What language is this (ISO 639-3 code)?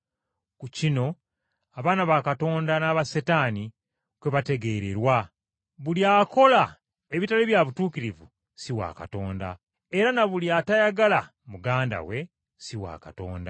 lug